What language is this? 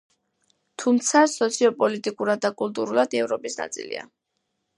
Georgian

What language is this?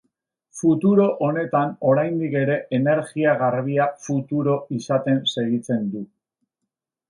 Basque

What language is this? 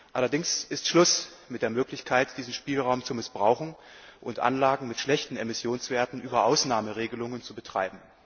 German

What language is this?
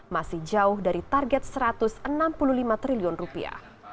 Indonesian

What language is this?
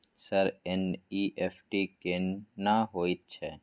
Maithili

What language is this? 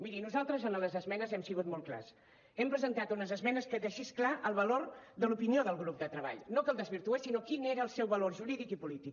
Catalan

